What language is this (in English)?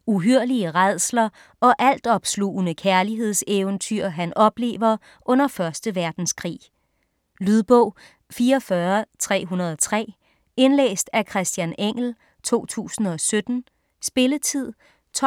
Danish